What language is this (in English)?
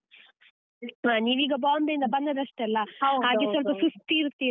Kannada